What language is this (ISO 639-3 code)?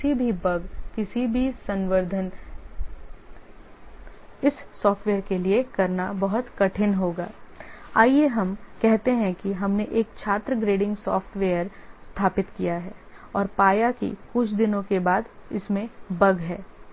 hin